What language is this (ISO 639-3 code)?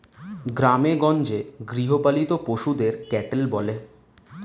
ben